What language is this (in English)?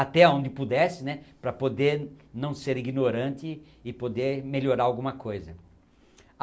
Portuguese